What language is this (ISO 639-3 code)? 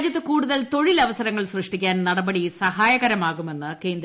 mal